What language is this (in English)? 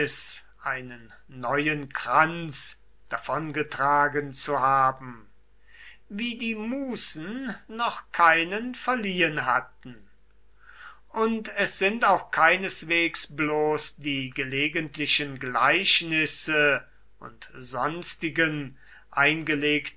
German